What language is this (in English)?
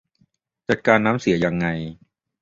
Thai